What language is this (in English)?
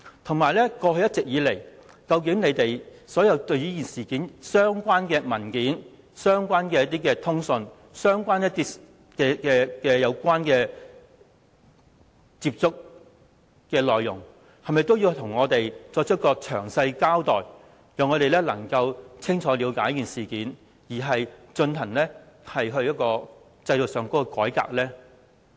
Cantonese